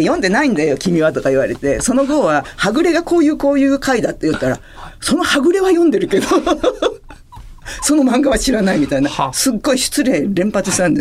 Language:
Japanese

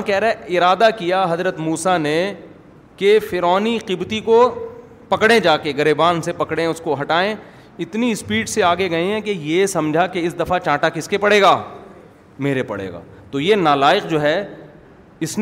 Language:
Urdu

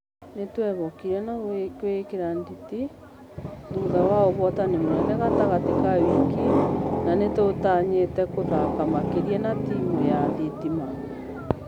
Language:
Kikuyu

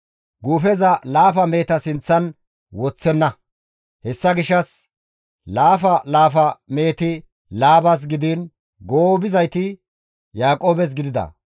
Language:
Gamo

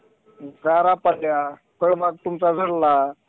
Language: Marathi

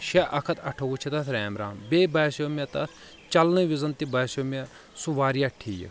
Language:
Kashmiri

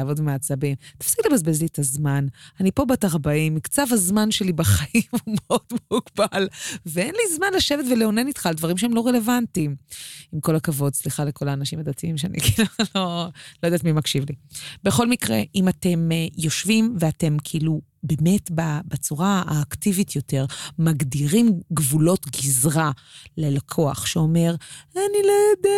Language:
Hebrew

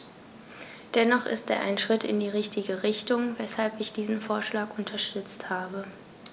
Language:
German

